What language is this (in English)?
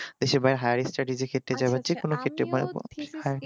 Bangla